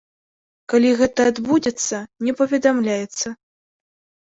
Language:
Belarusian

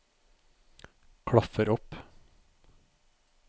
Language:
Norwegian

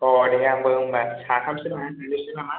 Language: Bodo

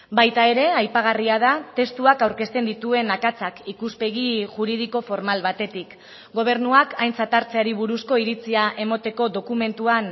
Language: Basque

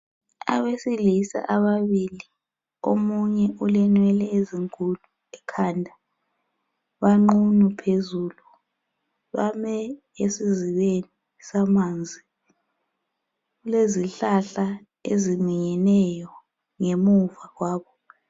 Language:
North Ndebele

